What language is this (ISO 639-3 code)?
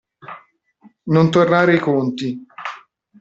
ita